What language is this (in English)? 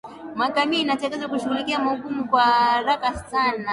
Swahili